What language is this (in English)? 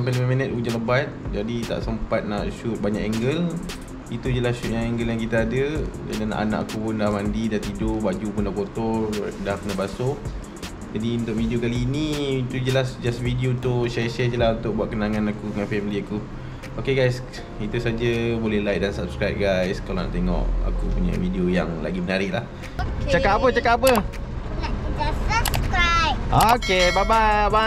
Malay